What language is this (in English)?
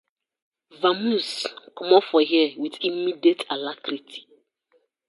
Nigerian Pidgin